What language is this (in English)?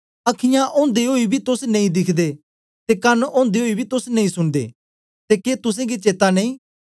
Dogri